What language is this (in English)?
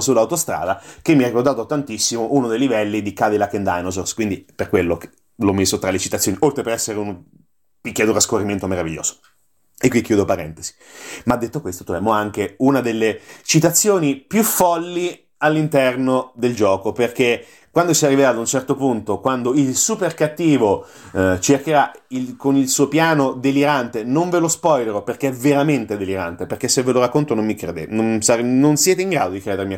Italian